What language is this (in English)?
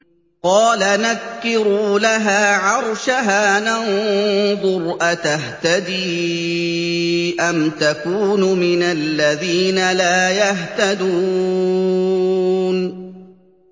Arabic